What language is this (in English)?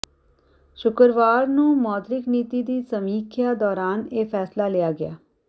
Punjabi